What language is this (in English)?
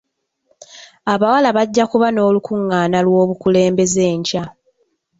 Ganda